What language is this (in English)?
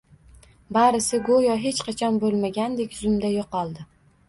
Uzbek